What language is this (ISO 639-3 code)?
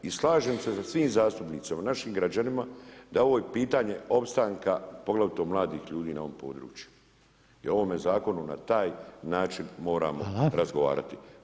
hrv